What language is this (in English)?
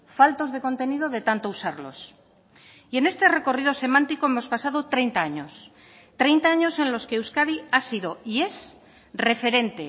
Spanish